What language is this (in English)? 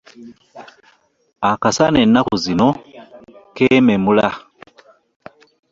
Ganda